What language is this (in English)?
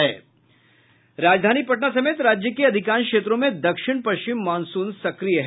Hindi